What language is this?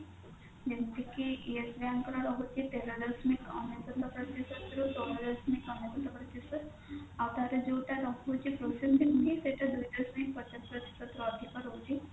Odia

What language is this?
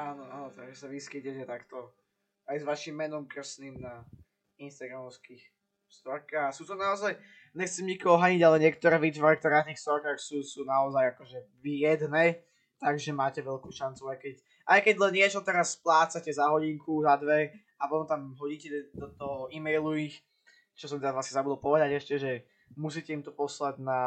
Slovak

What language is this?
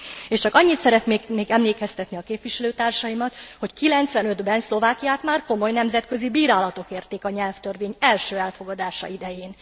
Hungarian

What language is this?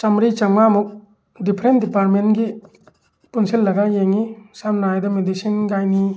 Manipuri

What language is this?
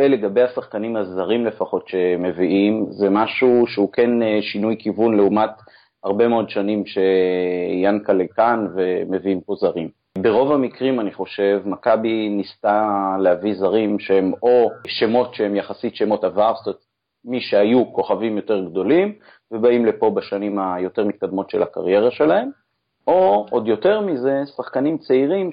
Hebrew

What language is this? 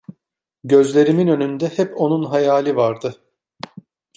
Turkish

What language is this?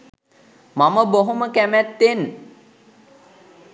Sinhala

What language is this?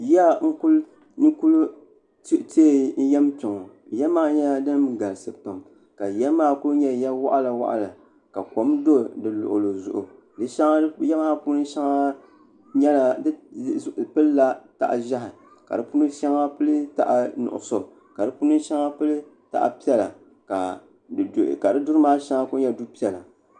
Dagbani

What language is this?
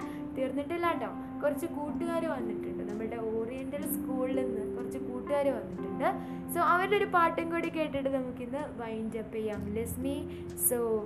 Malayalam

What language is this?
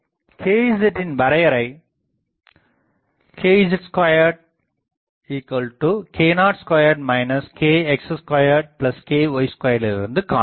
Tamil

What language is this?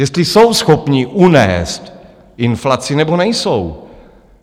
Czech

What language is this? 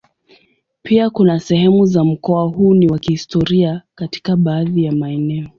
Swahili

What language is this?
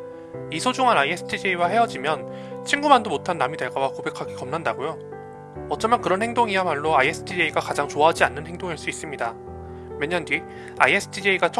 Korean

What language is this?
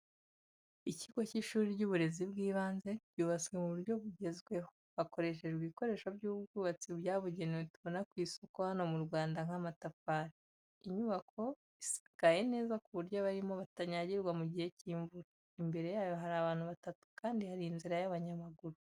Kinyarwanda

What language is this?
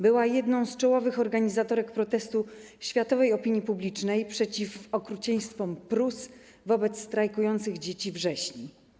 Polish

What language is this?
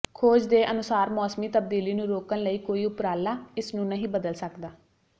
Punjabi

